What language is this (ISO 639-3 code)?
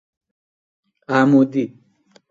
fas